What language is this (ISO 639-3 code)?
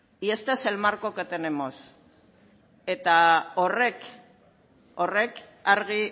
spa